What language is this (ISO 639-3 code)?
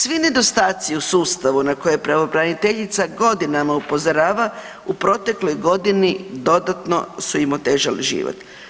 hrv